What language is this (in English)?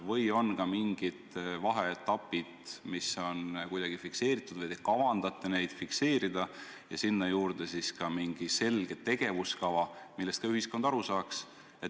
Estonian